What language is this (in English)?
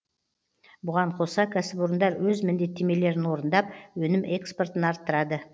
Kazakh